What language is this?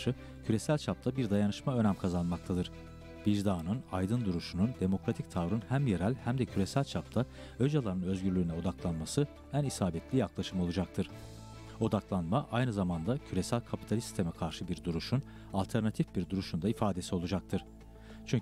Turkish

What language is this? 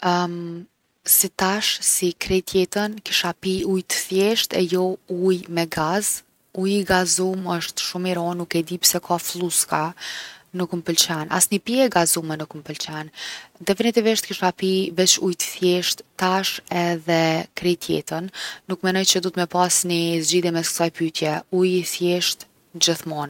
Gheg Albanian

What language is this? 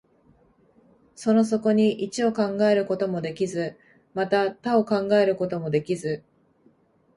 Japanese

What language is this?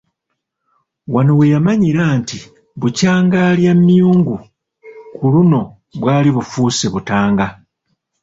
Ganda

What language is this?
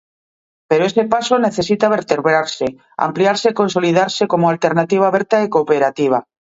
Galician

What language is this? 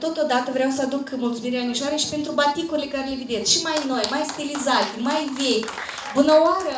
Romanian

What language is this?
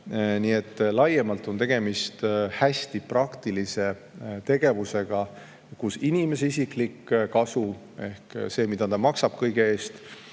Estonian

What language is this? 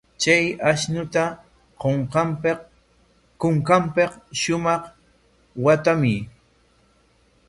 Corongo Ancash Quechua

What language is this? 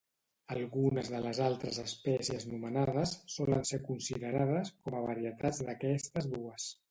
Catalan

